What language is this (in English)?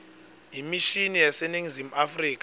Swati